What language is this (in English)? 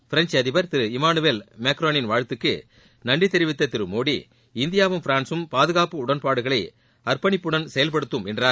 Tamil